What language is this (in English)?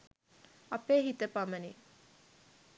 Sinhala